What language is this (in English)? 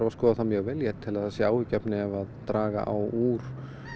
Icelandic